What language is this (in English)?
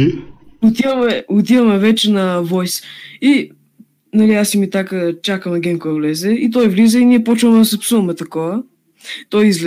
Bulgarian